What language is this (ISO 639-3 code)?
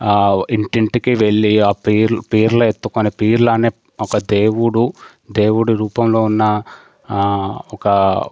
tel